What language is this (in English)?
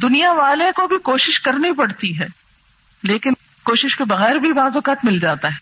Urdu